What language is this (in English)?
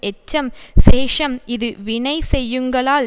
Tamil